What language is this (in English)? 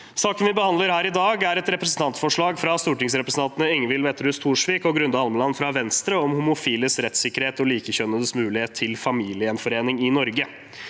Norwegian